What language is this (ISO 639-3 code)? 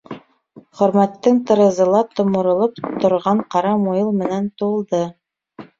bak